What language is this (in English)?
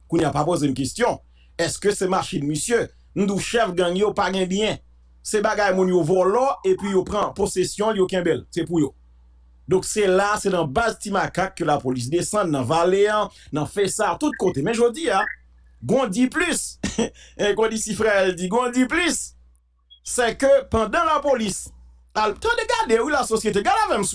French